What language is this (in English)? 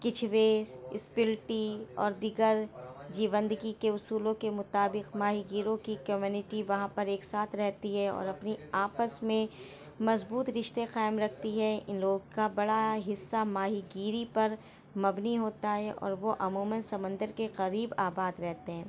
Urdu